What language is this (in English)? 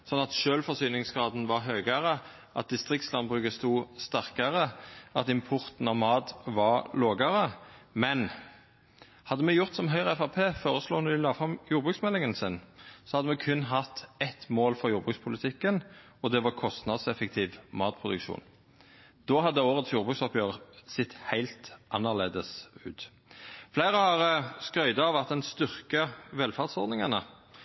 Norwegian Nynorsk